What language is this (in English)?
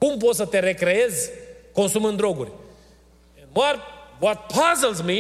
Romanian